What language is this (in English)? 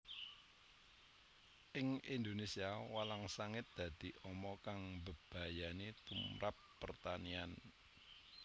Javanese